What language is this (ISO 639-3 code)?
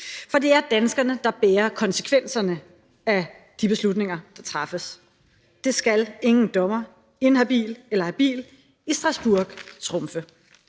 dan